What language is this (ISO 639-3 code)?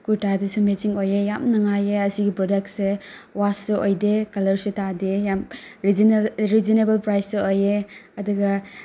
mni